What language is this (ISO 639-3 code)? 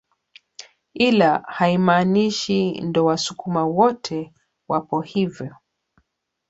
swa